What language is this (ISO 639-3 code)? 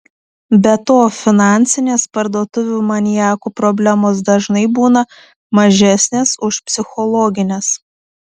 lit